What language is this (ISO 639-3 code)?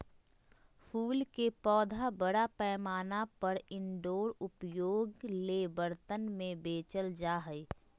mag